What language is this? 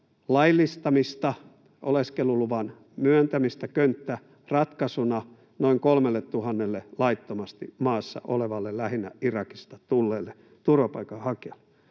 Finnish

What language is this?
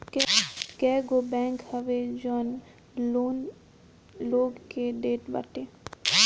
Bhojpuri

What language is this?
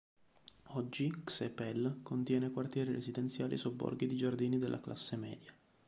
Italian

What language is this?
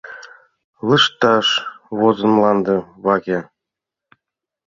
Mari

